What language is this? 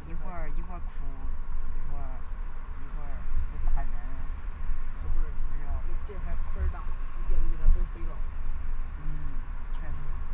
Chinese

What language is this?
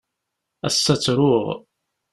Kabyle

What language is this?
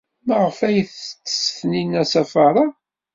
Kabyle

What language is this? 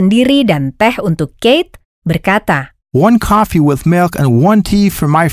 Indonesian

